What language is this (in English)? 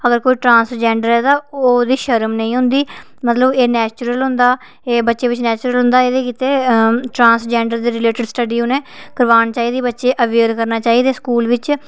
Dogri